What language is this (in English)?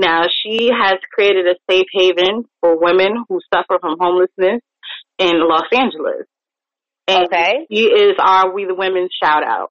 English